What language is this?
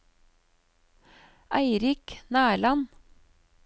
Norwegian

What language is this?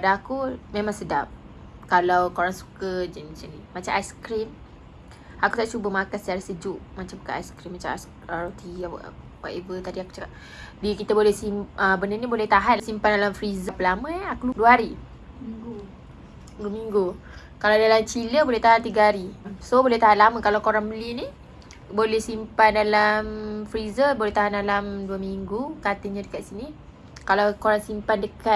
Malay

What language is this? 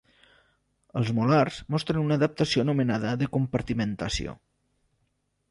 Catalan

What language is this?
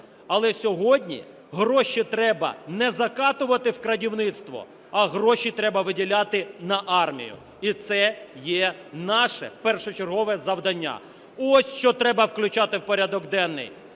Ukrainian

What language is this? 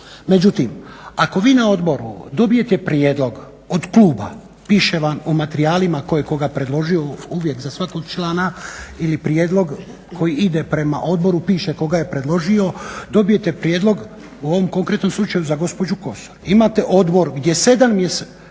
Croatian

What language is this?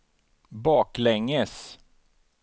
Swedish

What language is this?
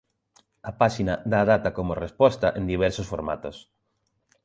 Galician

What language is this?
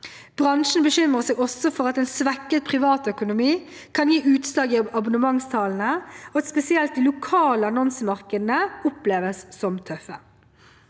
Norwegian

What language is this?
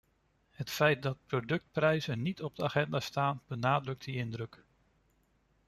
Dutch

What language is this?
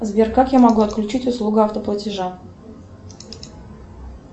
Russian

